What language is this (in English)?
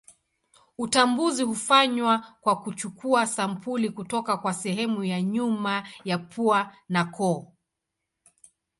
Swahili